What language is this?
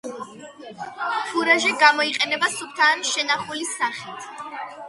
Georgian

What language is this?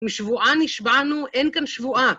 Hebrew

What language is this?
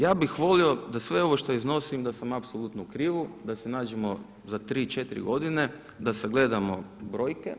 Croatian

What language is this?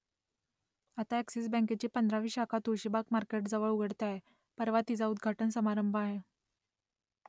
Marathi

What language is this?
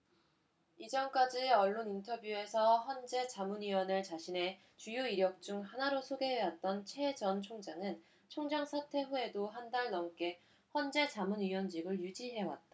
Korean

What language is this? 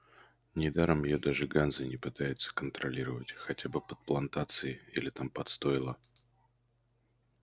Russian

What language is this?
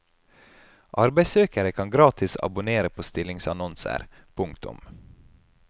Norwegian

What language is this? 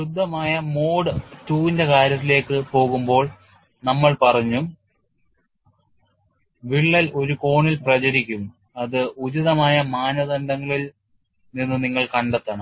Malayalam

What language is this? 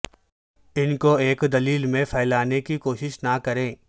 Urdu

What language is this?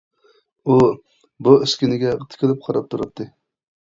Uyghur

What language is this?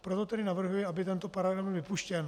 Czech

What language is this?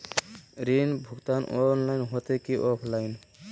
Magahi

